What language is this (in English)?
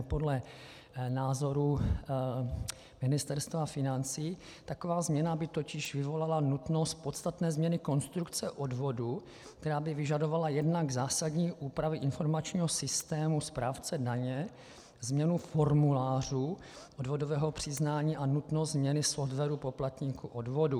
Czech